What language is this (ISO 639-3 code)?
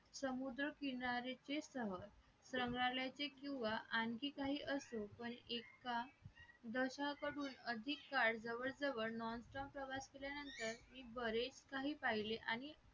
mar